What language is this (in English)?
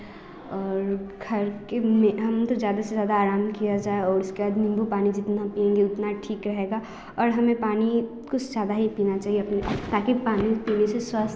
Hindi